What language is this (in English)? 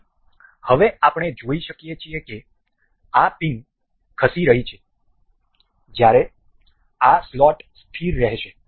Gujarati